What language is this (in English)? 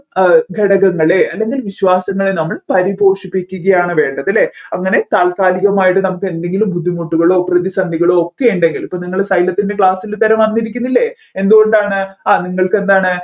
Malayalam